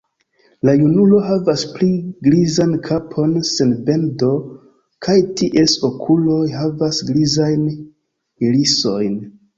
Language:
Esperanto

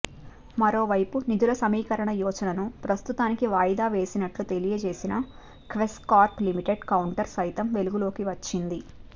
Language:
Telugu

